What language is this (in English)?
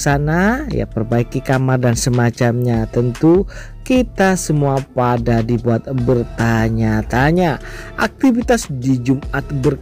Indonesian